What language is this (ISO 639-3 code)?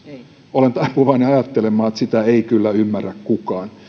fin